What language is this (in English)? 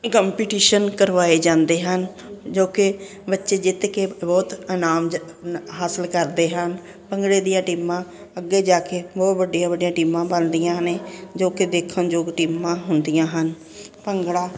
Punjabi